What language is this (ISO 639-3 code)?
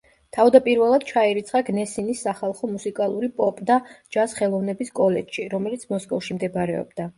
kat